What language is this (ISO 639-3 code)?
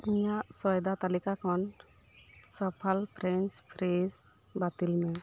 sat